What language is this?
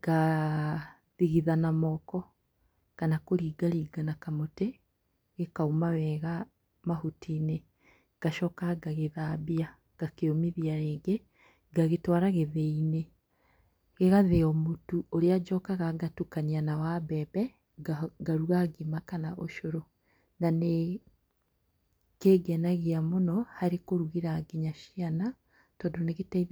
Kikuyu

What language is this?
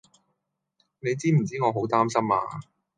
Cantonese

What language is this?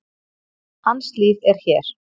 Icelandic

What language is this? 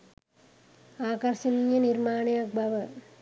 Sinhala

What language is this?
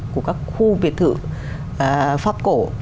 Vietnamese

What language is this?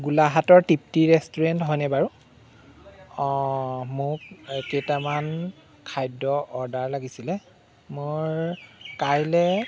Assamese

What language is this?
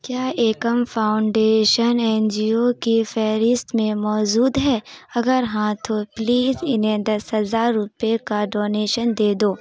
Urdu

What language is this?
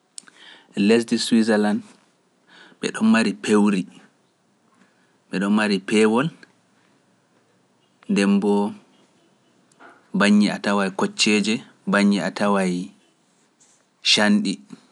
Pular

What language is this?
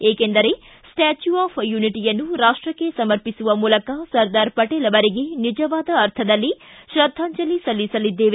Kannada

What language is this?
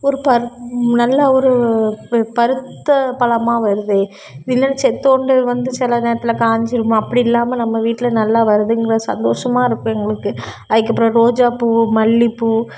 Tamil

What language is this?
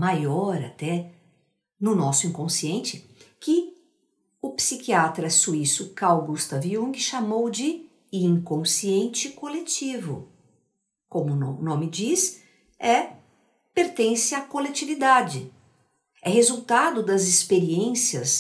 Portuguese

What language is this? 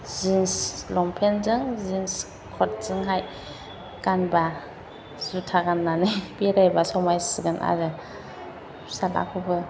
Bodo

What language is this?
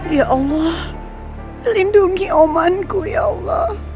Indonesian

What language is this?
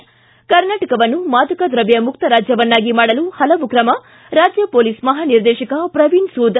Kannada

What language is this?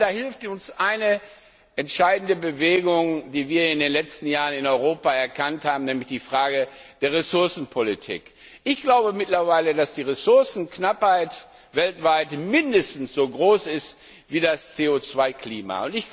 German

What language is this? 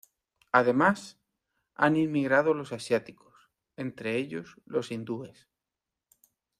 Spanish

